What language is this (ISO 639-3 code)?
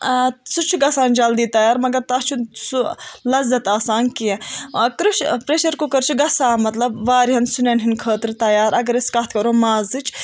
kas